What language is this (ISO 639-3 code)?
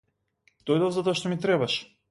mkd